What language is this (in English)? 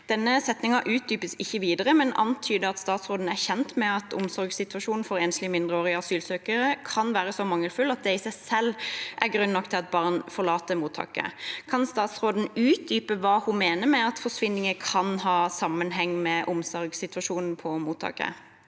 Norwegian